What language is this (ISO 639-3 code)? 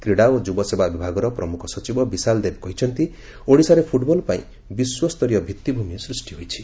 ori